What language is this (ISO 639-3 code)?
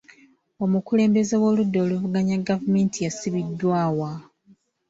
lug